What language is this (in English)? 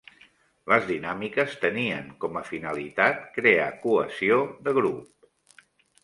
Catalan